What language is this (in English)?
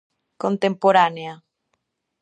Galician